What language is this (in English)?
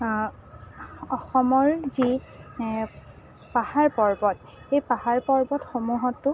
Assamese